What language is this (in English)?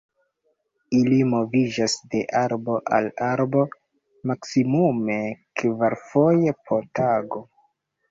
Esperanto